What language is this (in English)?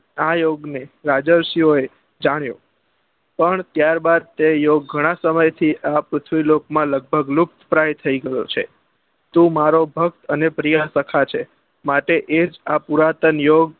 Gujarati